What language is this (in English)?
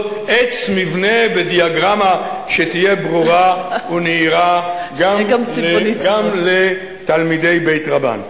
Hebrew